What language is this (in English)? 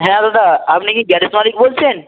Bangla